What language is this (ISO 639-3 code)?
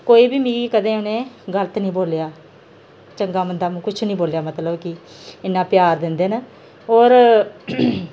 doi